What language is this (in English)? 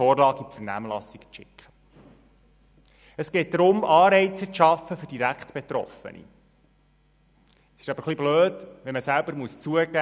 Swiss German